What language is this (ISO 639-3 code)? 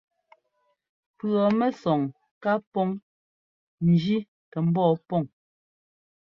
jgo